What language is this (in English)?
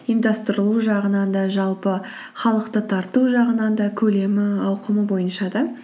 Kazakh